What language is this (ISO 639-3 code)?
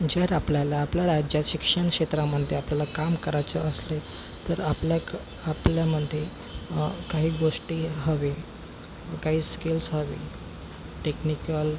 mar